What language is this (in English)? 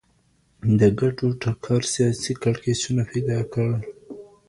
Pashto